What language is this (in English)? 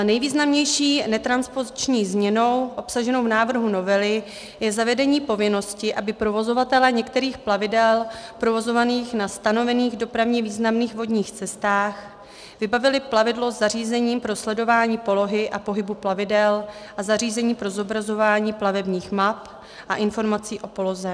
Czech